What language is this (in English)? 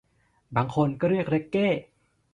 Thai